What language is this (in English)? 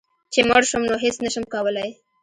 Pashto